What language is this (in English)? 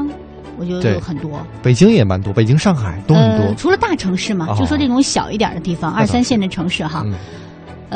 Chinese